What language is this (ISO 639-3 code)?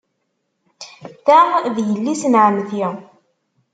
kab